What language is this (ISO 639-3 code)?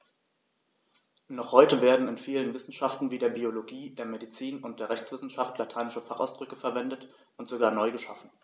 deu